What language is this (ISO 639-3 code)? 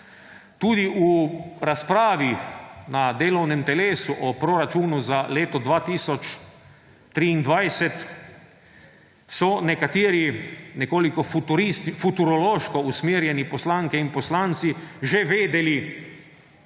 slv